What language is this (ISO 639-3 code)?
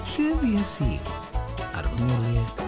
cym